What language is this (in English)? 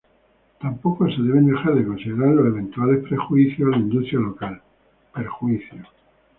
Spanish